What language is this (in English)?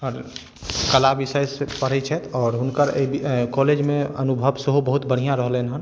Maithili